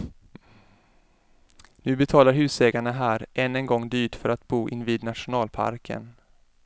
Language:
Swedish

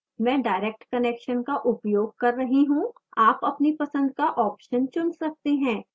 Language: Hindi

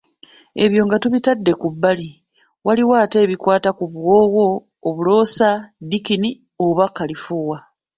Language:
Ganda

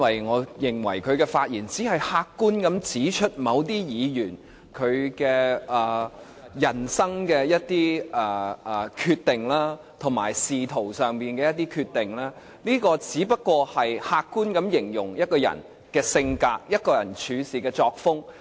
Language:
Cantonese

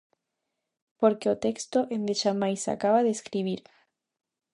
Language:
Galician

